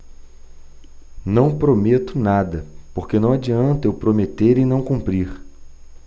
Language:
Portuguese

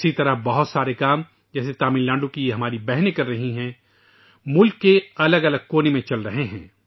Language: Urdu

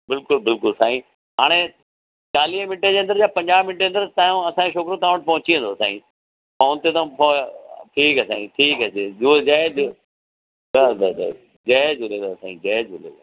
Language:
Sindhi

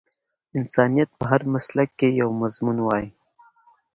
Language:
Pashto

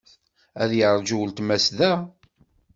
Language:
Kabyle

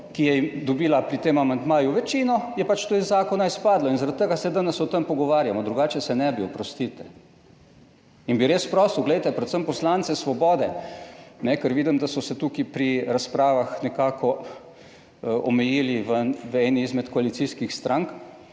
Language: Slovenian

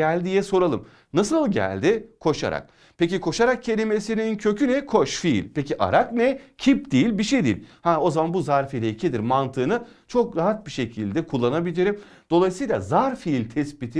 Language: Turkish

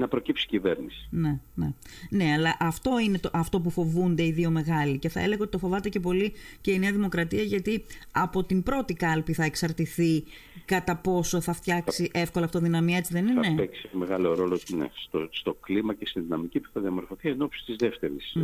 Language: Greek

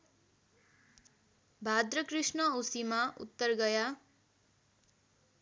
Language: Nepali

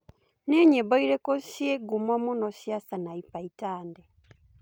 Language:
Kikuyu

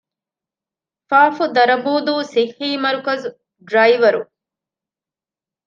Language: Divehi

